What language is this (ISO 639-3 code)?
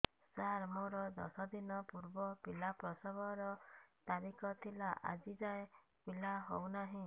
ori